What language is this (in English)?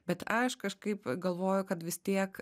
Lithuanian